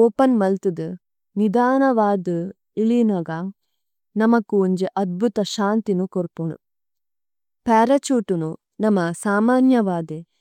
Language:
Tulu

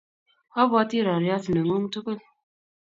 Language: Kalenjin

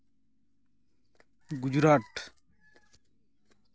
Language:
Santali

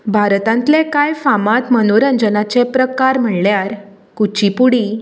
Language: Konkani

